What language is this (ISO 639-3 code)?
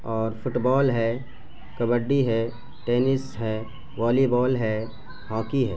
urd